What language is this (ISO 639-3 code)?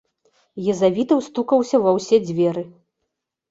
bel